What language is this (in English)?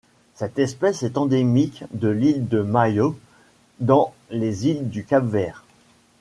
French